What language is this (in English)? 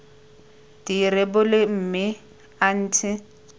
Tswana